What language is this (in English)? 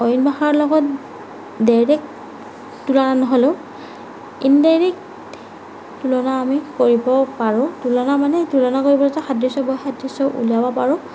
Assamese